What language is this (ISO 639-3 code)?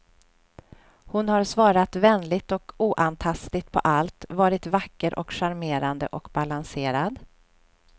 swe